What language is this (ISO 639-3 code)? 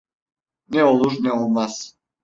tur